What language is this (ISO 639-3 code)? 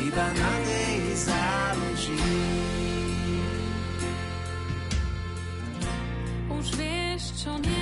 slk